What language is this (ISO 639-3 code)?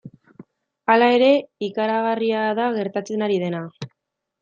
eus